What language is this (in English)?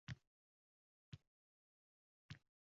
Uzbek